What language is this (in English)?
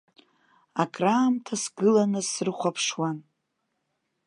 Abkhazian